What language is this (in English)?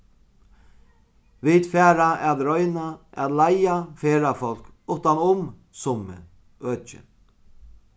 Faroese